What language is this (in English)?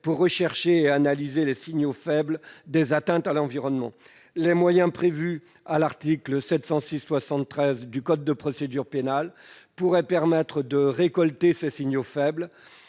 French